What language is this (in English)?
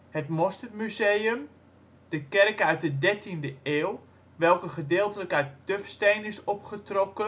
Dutch